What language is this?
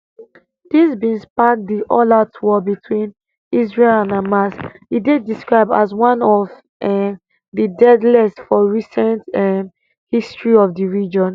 Nigerian Pidgin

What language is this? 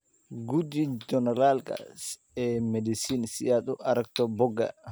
Somali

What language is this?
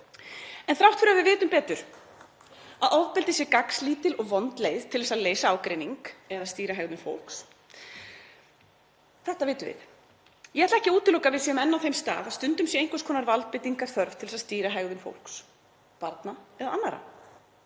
Icelandic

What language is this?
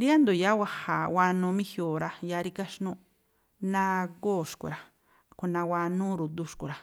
Tlacoapa Me'phaa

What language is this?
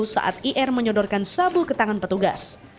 Indonesian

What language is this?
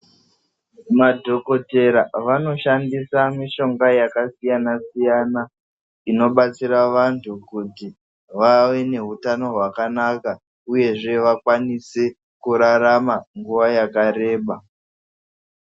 Ndau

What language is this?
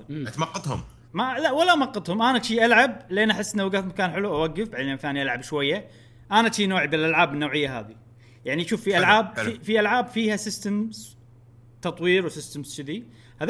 Arabic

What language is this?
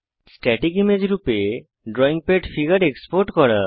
Bangla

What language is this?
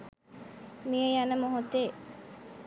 Sinhala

